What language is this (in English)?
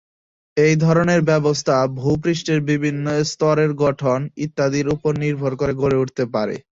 Bangla